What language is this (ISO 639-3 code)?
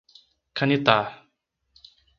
por